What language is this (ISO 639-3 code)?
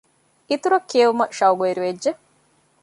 div